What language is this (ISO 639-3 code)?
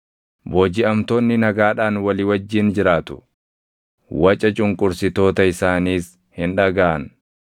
orm